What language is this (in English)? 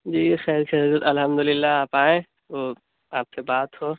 Urdu